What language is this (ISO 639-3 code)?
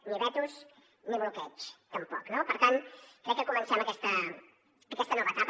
cat